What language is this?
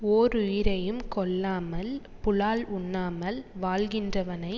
Tamil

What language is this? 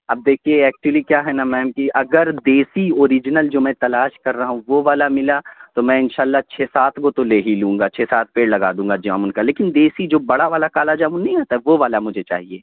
Urdu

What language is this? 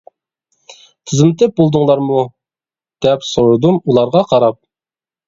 Uyghur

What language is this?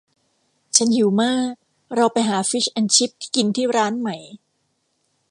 Thai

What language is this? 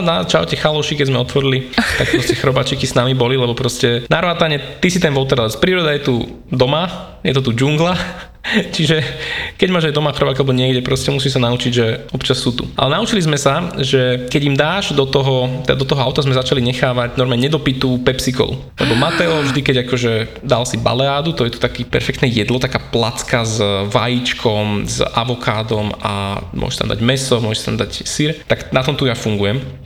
Slovak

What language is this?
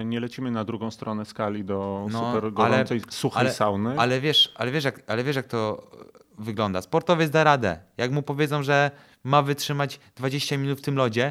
Polish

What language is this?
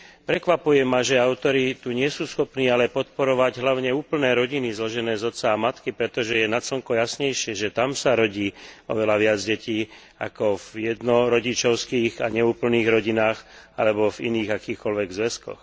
Slovak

